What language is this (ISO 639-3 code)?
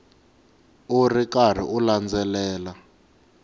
tso